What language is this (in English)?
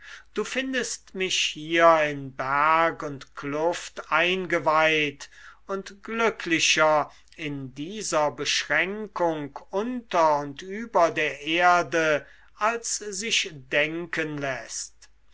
German